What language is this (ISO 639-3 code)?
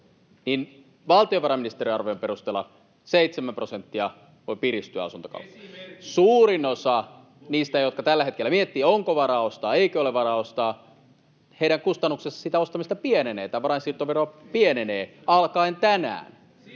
fin